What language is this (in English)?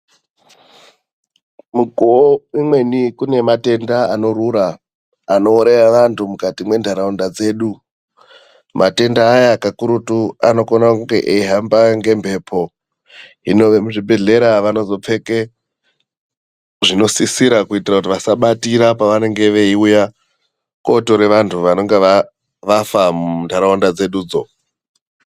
Ndau